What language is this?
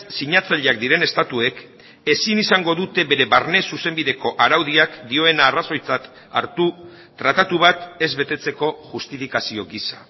Basque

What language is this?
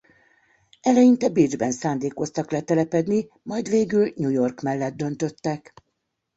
Hungarian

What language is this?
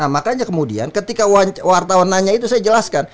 Indonesian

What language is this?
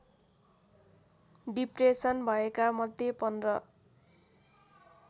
Nepali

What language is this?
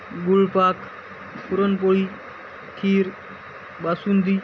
Marathi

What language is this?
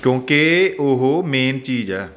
Punjabi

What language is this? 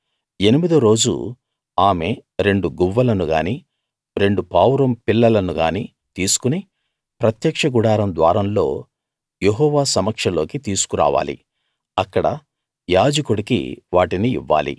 Telugu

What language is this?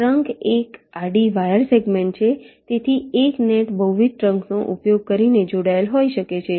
Gujarati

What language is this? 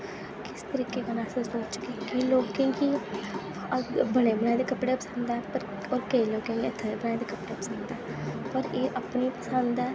Dogri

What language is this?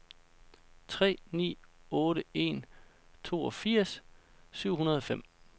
Danish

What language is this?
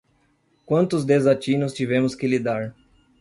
Portuguese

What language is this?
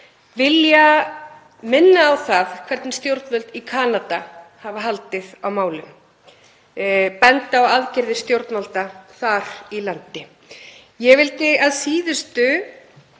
Icelandic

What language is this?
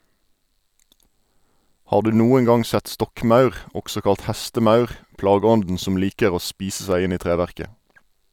Norwegian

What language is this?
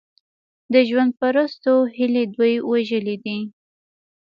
Pashto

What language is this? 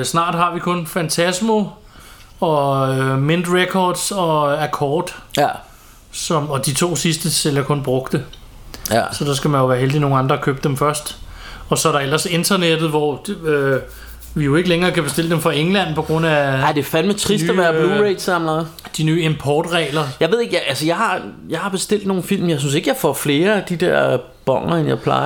Danish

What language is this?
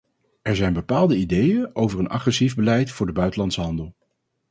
Dutch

